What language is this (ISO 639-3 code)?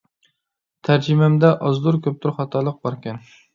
uig